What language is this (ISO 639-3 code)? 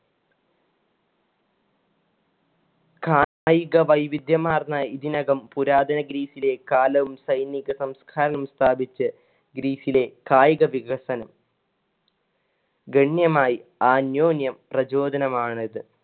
mal